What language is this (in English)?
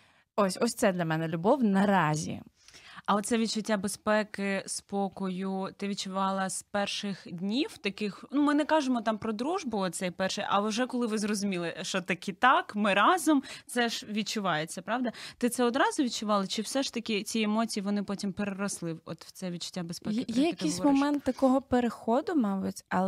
Ukrainian